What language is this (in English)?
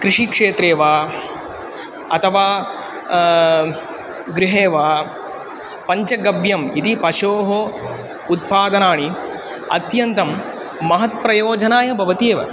Sanskrit